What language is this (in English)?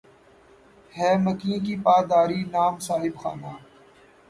Urdu